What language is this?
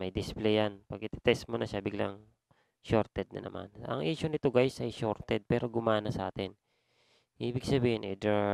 Filipino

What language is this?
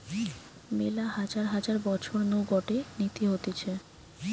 Bangla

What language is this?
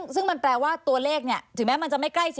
Thai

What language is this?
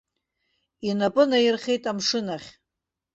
Abkhazian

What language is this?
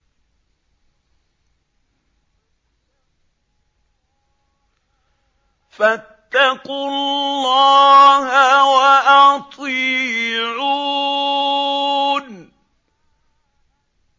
Arabic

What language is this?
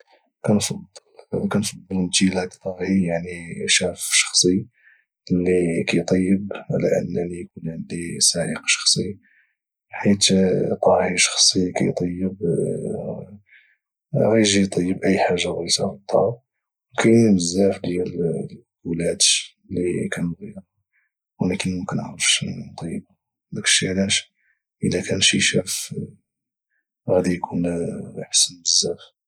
Moroccan Arabic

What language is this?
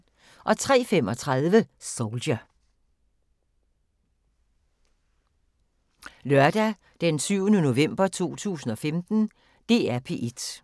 Danish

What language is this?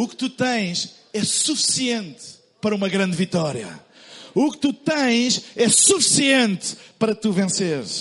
Portuguese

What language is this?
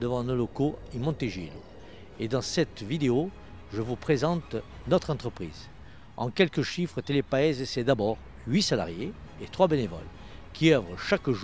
French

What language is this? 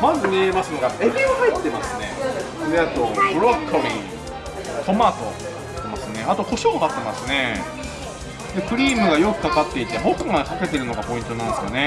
Japanese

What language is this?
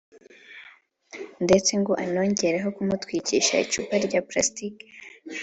Kinyarwanda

